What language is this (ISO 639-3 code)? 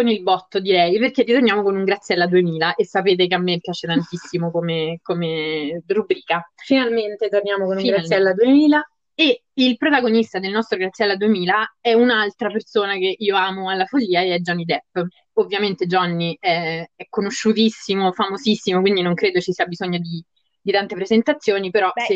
ita